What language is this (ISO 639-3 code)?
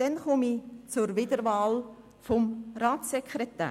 gsw